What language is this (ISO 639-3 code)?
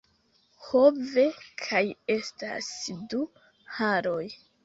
epo